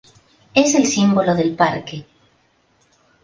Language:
Spanish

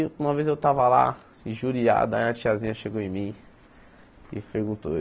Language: Portuguese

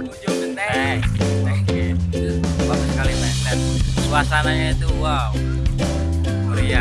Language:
Indonesian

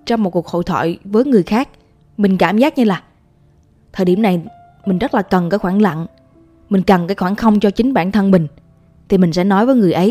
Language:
Vietnamese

